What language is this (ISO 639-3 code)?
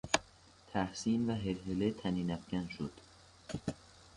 fas